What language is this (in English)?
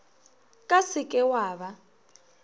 Northern Sotho